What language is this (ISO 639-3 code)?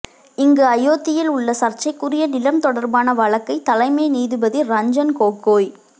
tam